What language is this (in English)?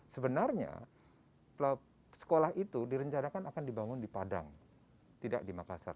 Indonesian